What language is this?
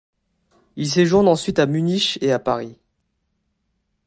French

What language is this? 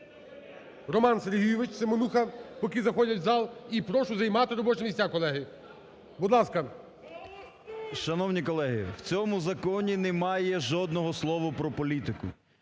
Ukrainian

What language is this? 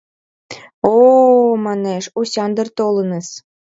Mari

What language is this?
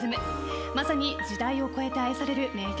Japanese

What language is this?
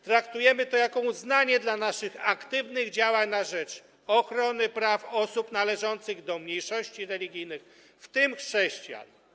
Polish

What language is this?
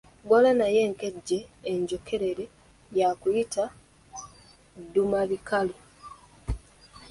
Ganda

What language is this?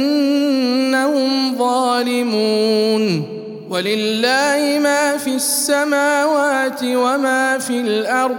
Arabic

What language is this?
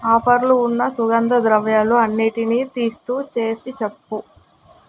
Telugu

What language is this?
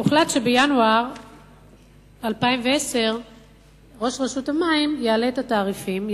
Hebrew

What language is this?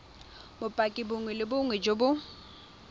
Tswana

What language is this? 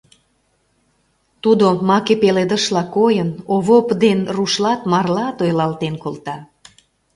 Mari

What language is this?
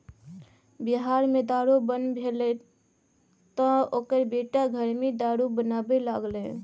Maithili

